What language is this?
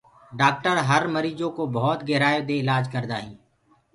Gurgula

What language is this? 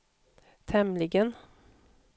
Swedish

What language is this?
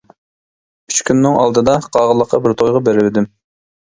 Uyghur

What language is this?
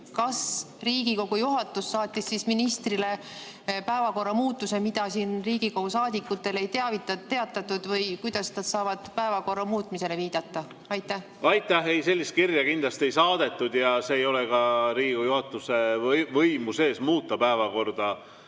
Estonian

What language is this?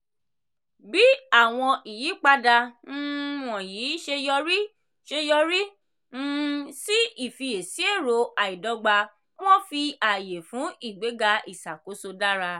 Yoruba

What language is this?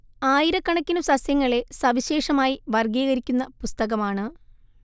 Malayalam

